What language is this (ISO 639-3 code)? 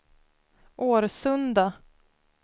swe